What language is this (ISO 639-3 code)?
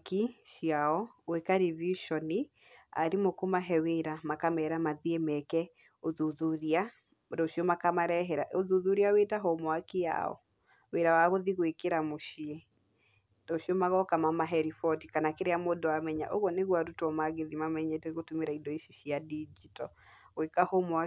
kik